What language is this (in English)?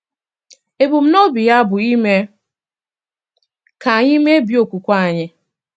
Igbo